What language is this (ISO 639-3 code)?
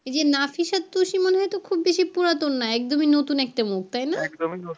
ben